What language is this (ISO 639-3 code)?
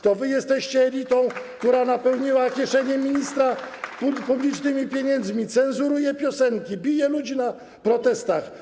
pol